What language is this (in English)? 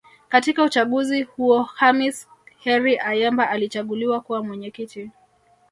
Swahili